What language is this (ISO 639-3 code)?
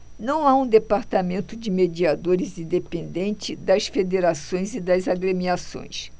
por